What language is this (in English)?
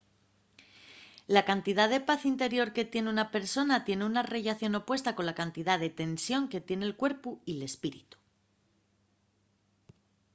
Asturian